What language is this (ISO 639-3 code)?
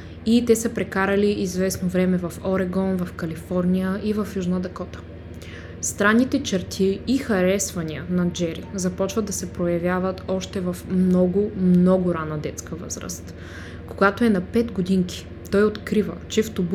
bul